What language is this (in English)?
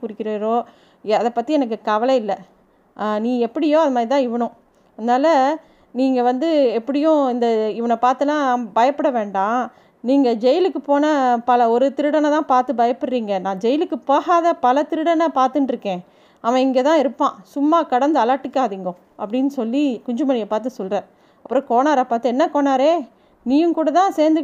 Tamil